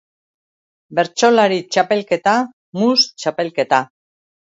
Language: Basque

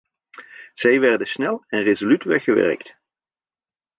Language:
Dutch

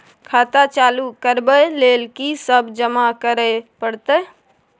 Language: Maithili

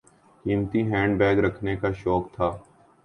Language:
Urdu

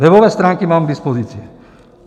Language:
Czech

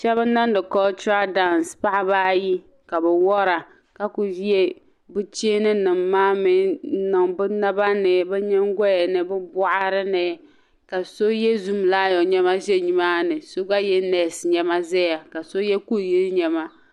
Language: Dagbani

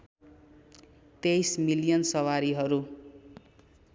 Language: Nepali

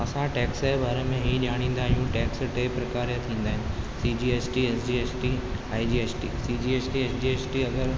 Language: Sindhi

